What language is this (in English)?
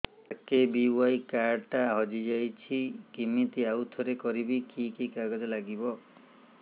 Odia